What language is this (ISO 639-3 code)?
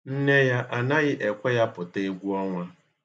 ibo